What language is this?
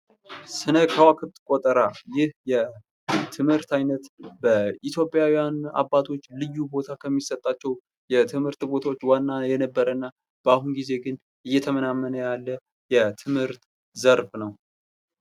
Amharic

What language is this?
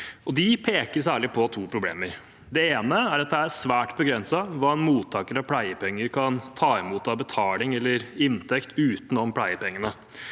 Norwegian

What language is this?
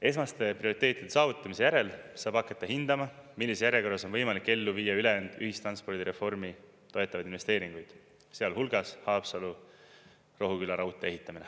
Estonian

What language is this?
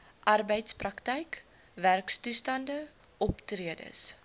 Afrikaans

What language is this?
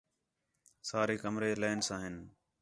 Khetrani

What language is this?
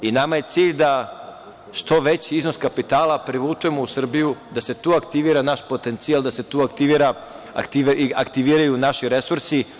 Serbian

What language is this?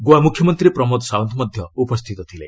Odia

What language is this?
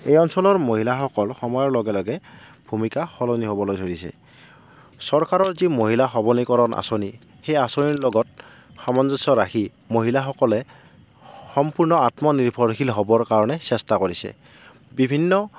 Assamese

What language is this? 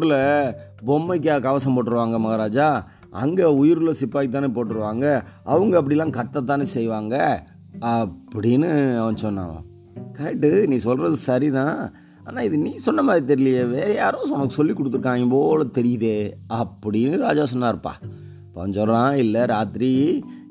Tamil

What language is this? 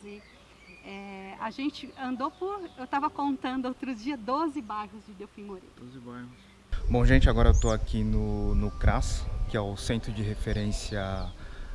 Portuguese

